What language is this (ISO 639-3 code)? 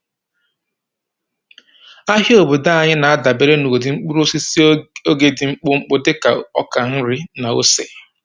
ibo